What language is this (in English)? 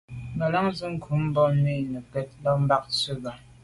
Medumba